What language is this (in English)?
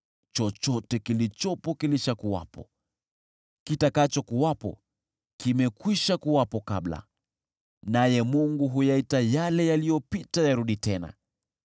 Swahili